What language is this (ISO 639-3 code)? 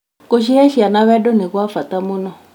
kik